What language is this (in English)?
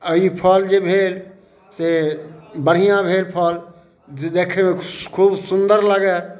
Maithili